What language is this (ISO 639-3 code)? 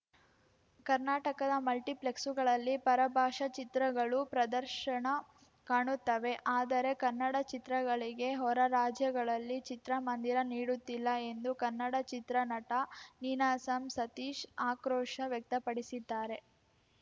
kan